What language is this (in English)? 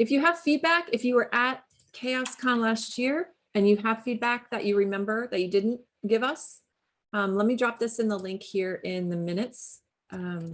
English